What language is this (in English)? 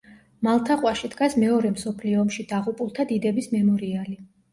Georgian